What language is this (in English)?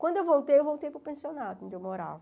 Portuguese